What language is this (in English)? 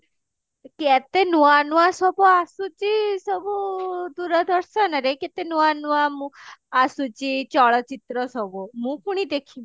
Odia